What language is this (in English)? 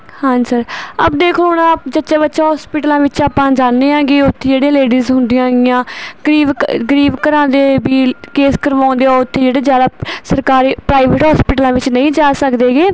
Punjabi